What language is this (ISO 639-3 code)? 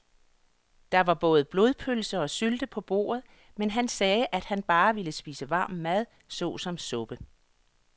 dan